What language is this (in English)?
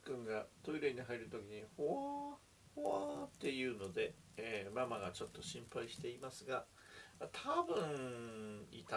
Japanese